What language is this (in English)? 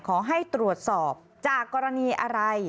Thai